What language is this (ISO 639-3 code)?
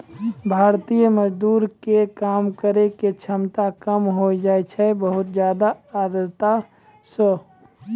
mai